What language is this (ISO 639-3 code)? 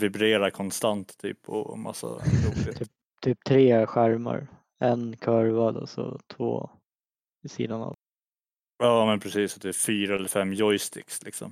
swe